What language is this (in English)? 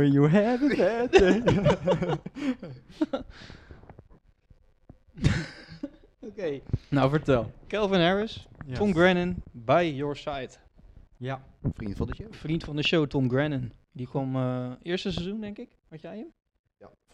Dutch